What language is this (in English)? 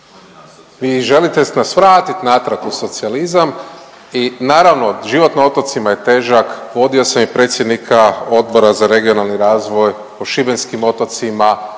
Croatian